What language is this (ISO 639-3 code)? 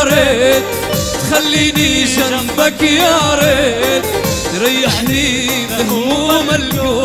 ara